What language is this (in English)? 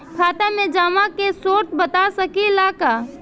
Bhojpuri